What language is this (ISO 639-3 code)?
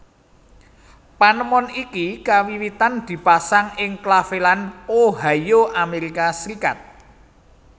jav